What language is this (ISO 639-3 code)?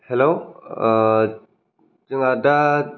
brx